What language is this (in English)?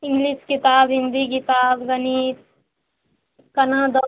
Maithili